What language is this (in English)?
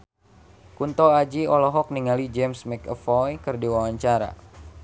Sundanese